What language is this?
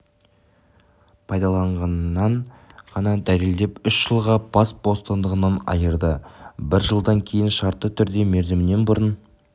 Kazakh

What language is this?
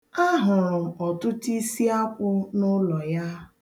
Igbo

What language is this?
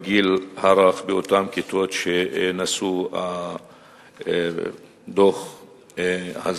Hebrew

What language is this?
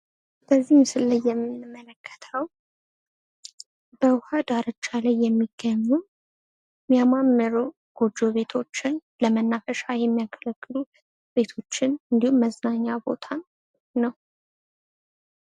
Amharic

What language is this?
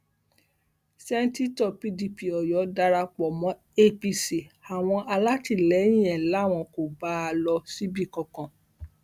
Yoruba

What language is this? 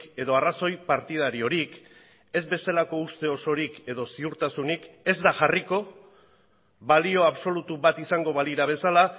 Basque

